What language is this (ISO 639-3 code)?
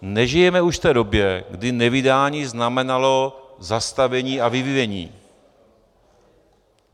ces